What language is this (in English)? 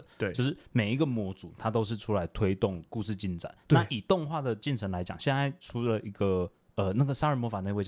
Chinese